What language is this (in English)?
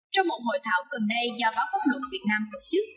Vietnamese